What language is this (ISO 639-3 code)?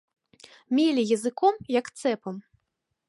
bel